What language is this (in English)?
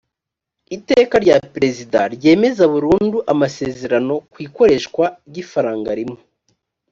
Kinyarwanda